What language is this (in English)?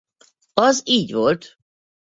Hungarian